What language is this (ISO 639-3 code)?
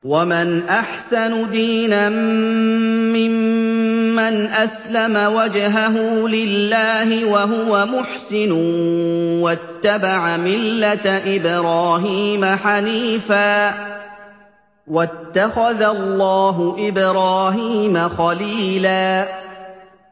ara